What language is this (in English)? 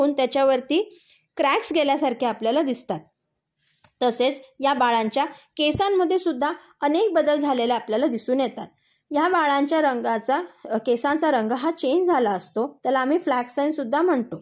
Marathi